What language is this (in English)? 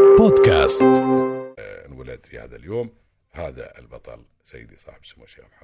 Arabic